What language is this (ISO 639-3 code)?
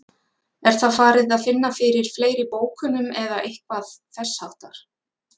isl